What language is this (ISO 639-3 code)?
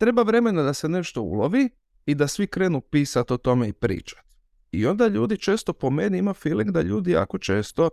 hrv